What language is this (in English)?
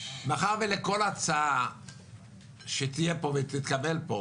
Hebrew